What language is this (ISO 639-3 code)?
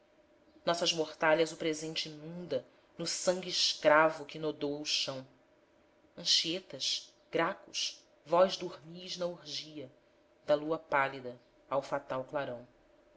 por